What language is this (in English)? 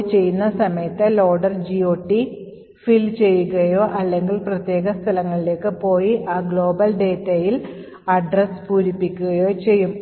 Malayalam